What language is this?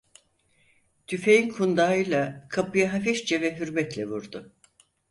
Turkish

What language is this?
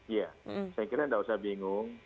Indonesian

